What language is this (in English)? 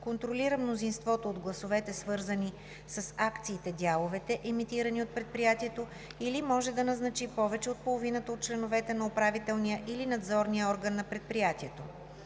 Bulgarian